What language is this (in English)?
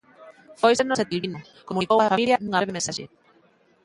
Galician